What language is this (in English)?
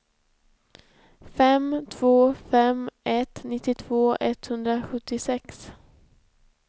Swedish